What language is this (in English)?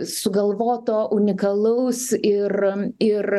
Lithuanian